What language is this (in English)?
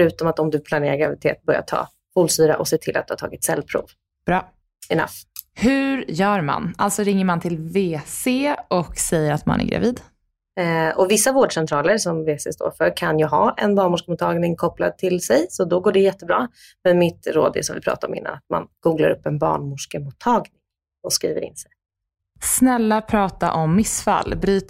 Swedish